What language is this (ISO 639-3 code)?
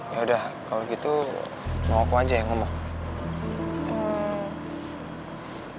ind